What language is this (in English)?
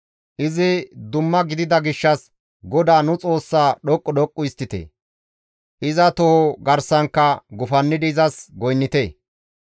Gamo